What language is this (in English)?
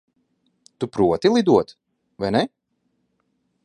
Latvian